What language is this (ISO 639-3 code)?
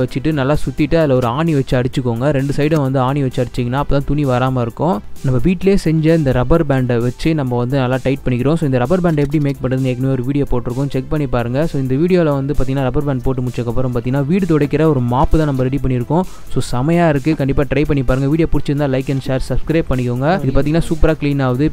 tur